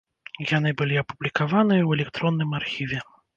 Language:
Belarusian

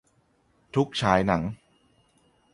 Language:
Thai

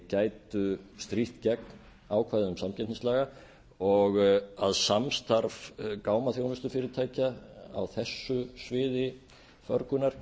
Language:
Icelandic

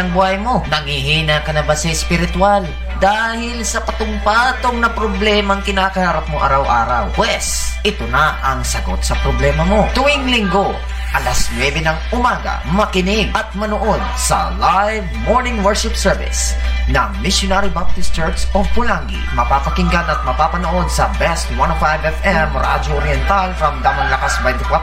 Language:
Filipino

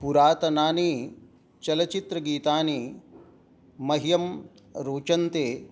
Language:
Sanskrit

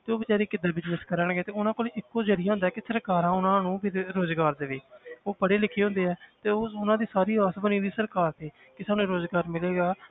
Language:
Punjabi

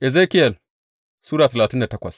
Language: Hausa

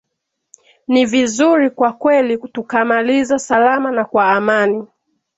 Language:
Swahili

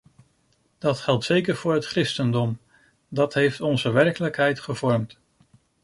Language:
Dutch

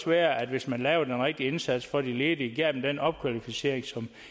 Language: Danish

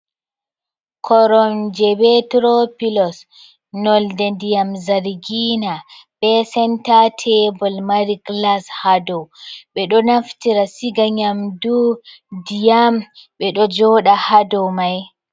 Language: Fula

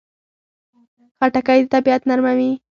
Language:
Pashto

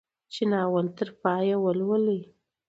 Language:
Pashto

